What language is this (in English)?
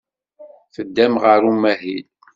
Kabyle